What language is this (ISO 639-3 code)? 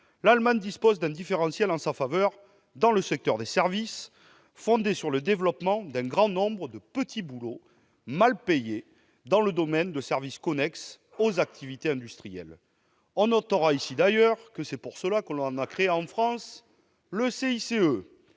fra